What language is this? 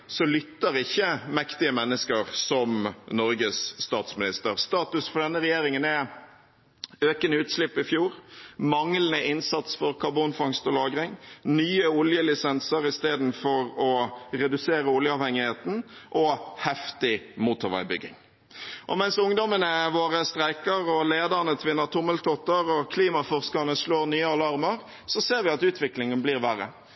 Norwegian Bokmål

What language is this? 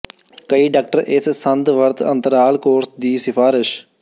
Punjabi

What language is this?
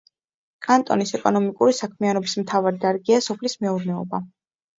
Georgian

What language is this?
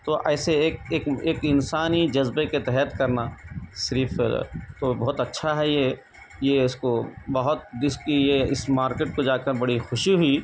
Urdu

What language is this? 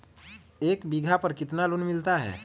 Magahi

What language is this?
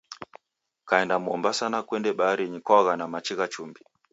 Taita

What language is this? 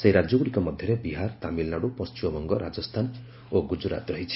Odia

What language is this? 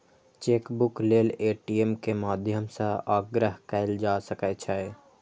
Maithili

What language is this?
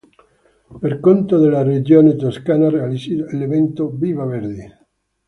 Italian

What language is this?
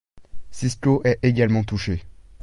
French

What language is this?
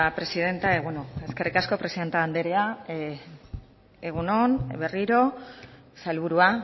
Basque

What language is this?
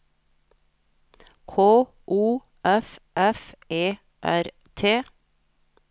Norwegian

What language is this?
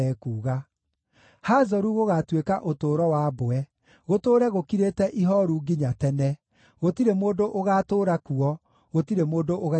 Kikuyu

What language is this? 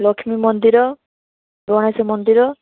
Odia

